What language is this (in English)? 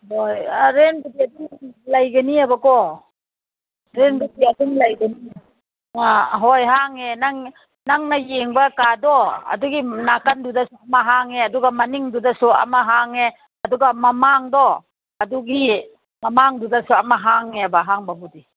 Manipuri